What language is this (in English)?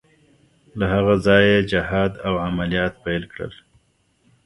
Pashto